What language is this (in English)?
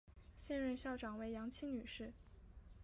Chinese